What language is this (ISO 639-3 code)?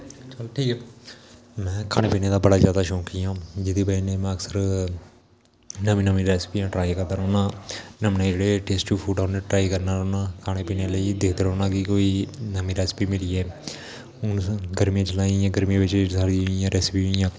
doi